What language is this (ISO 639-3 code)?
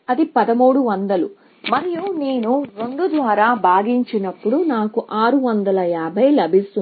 tel